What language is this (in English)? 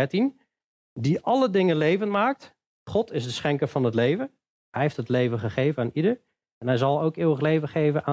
Dutch